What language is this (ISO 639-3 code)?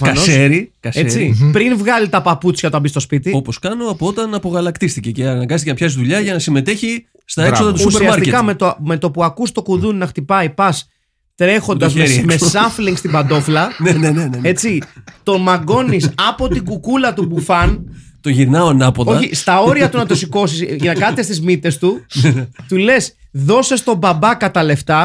ell